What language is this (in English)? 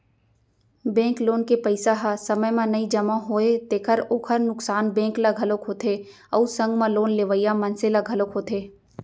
Chhattisgarhi